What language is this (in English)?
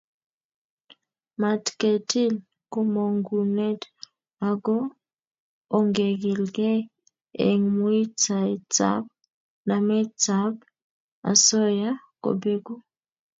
Kalenjin